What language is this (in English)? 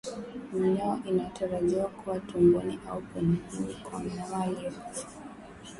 Swahili